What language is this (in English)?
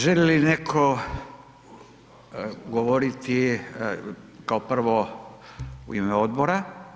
Croatian